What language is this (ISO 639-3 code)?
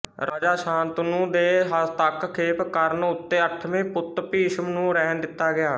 pan